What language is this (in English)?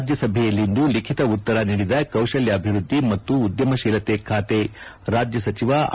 Kannada